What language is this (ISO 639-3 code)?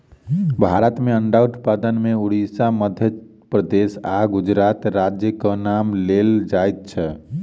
mai